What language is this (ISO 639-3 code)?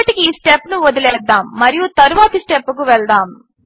tel